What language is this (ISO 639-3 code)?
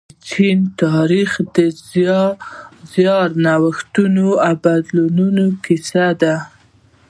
pus